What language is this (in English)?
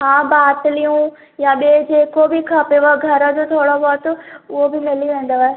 Sindhi